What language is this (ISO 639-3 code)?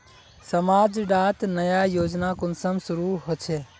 mag